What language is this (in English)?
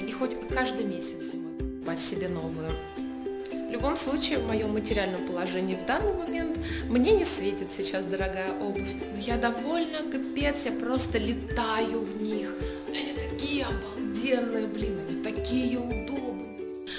Russian